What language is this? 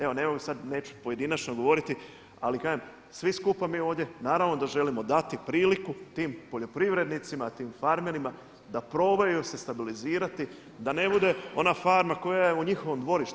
Croatian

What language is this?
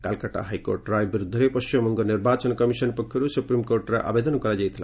Odia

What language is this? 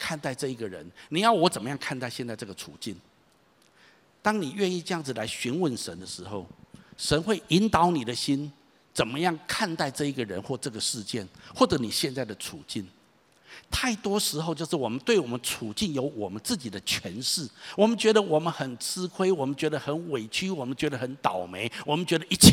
Chinese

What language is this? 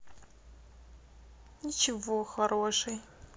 Russian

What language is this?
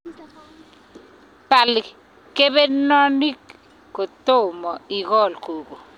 Kalenjin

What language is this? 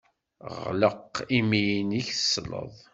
Kabyle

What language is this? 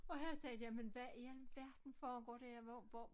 Danish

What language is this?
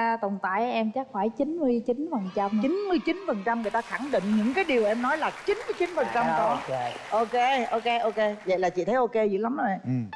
Vietnamese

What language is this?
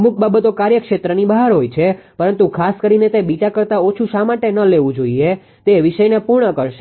Gujarati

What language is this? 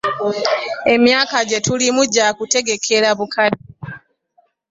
Ganda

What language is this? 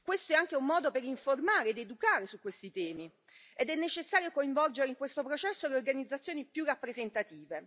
Italian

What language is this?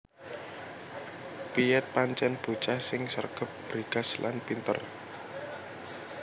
Javanese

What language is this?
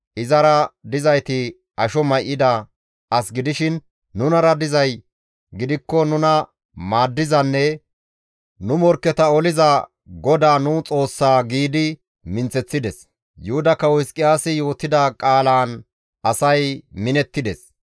Gamo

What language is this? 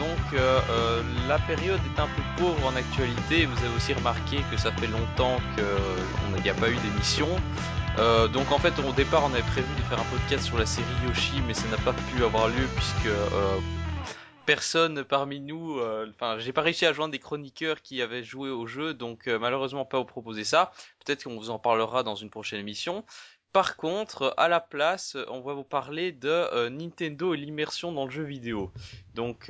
French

